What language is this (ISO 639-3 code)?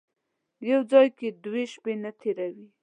pus